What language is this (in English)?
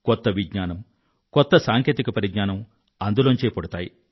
Telugu